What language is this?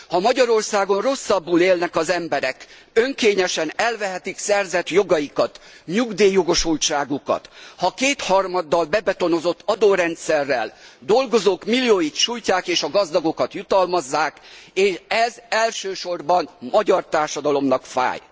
Hungarian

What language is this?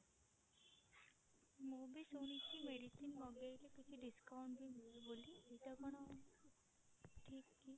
Odia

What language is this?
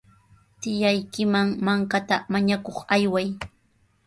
Sihuas Ancash Quechua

